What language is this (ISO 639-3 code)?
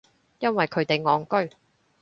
yue